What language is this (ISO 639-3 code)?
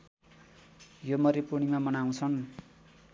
nep